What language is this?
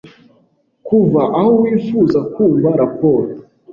Kinyarwanda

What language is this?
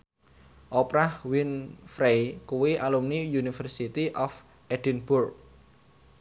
Javanese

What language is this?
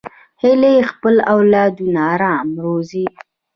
Pashto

